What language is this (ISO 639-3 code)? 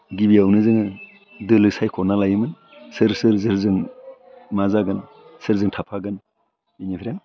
brx